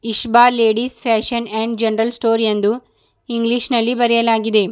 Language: Kannada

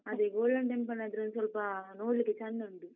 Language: Kannada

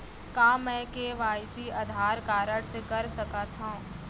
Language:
Chhattisgarhi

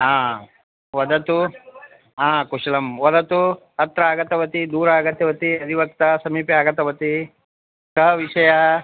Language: Sanskrit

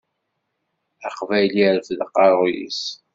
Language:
Kabyle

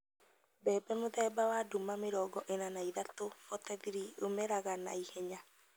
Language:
Kikuyu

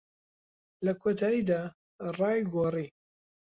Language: Central Kurdish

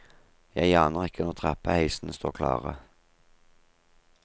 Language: Norwegian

